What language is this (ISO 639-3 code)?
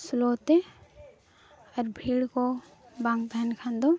sat